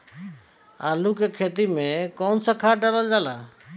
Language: Bhojpuri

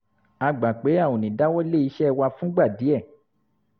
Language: Yoruba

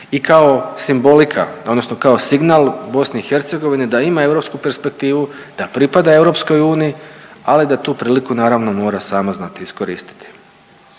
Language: Croatian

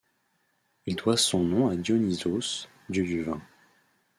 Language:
French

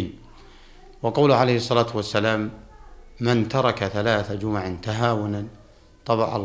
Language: Arabic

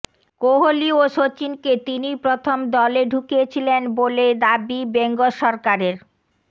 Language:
Bangla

